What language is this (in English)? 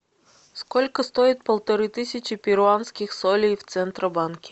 Russian